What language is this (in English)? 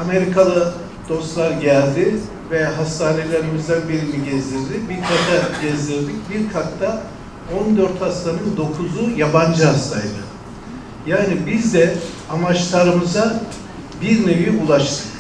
Turkish